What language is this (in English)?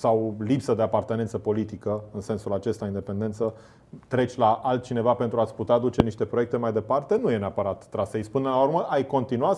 Romanian